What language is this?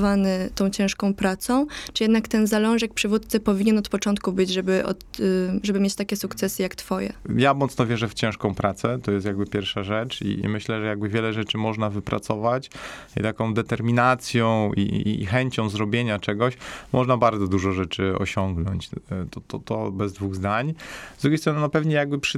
Polish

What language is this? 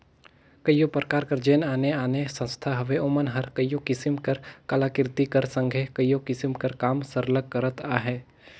Chhattisgarhi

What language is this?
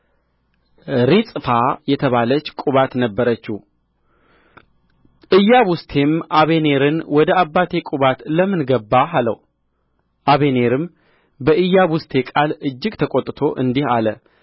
Amharic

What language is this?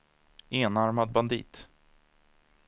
Swedish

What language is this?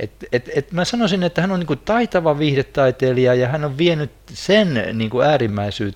Finnish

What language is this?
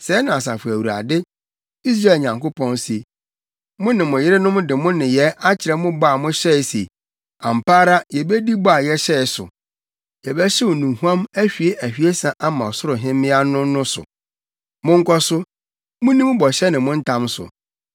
Akan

